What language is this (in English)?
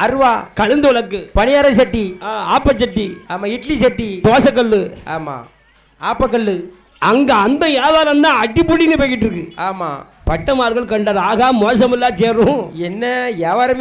Arabic